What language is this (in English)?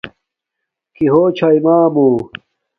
Domaaki